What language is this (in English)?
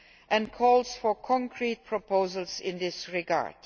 English